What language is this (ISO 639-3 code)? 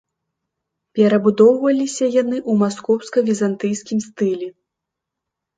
bel